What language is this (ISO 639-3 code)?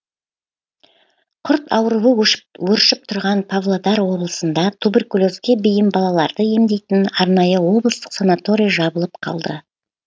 kaz